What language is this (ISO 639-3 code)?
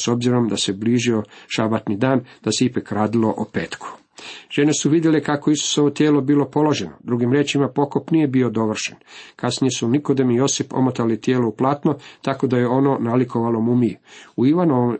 hrv